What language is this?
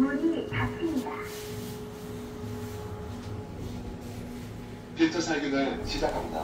Korean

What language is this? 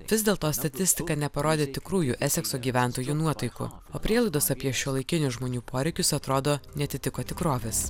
Lithuanian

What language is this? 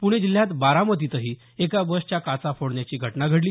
Marathi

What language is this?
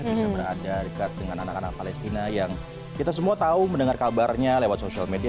Indonesian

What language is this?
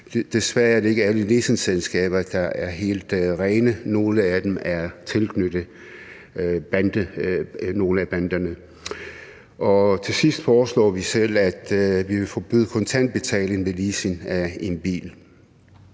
Danish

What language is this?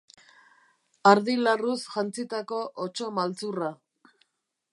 Basque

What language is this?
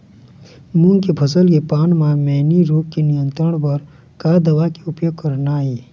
Chhattisgarhi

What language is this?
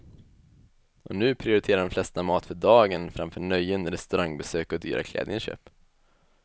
Swedish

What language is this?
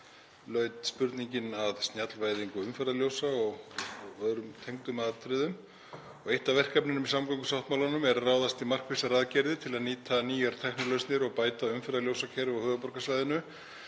Icelandic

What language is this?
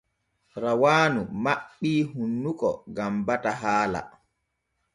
Borgu Fulfulde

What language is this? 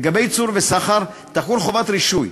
Hebrew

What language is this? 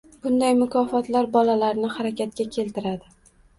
Uzbek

